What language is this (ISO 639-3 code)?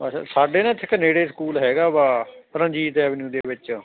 pan